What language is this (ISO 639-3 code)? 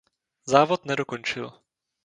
ces